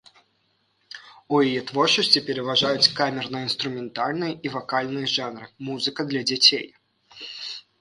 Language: Belarusian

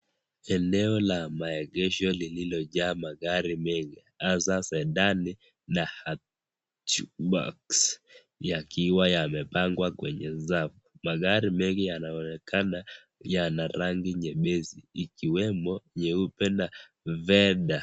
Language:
Swahili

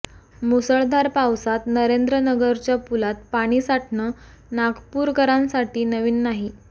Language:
Marathi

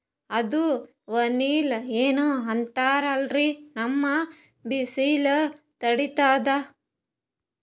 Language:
Kannada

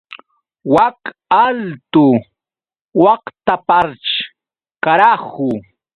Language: Yauyos Quechua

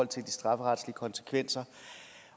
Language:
Danish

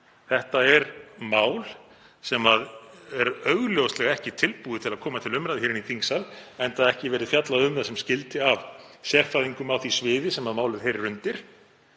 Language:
Icelandic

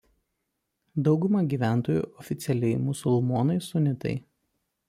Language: Lithuanian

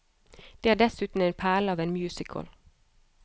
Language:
Norwegian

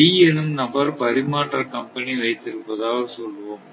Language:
Tamil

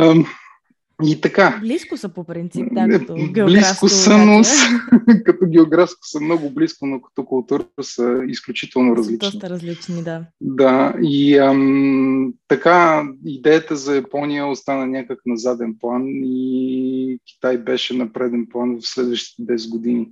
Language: Bulgarian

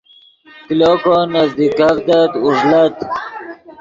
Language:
Yidgha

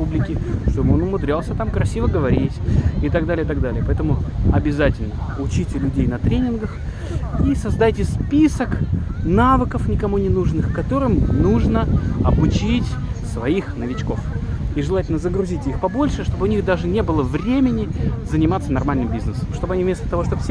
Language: Russian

